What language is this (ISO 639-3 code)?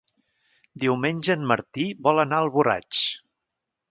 cat